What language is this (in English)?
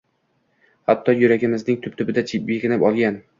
Uzbek